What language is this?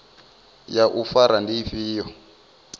Venda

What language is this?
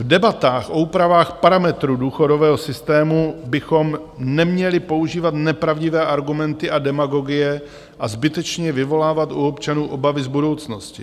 Czech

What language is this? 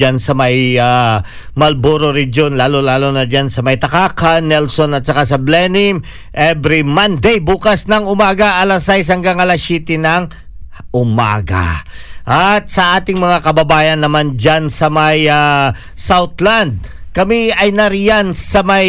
Filipino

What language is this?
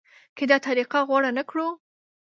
Pashto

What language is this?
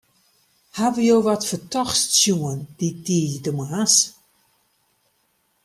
Western Frisian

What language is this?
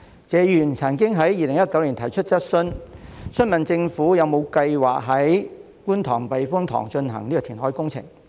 Cantonese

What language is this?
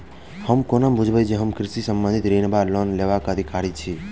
Maithili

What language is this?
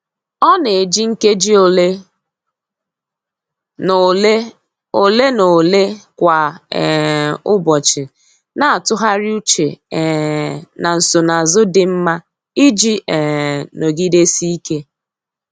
Igbo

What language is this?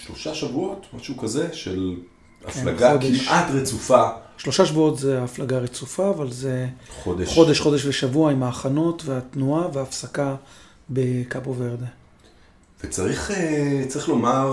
Hebrew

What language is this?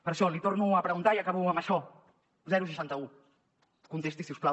Catalan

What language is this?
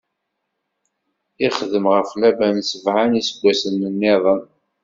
Kabyle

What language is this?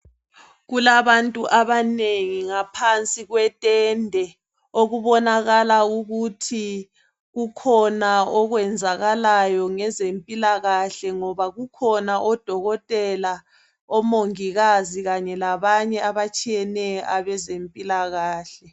North Ndebele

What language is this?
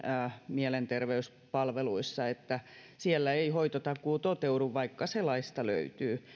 Finnish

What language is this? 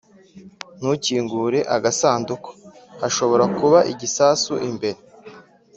Kinyarwanda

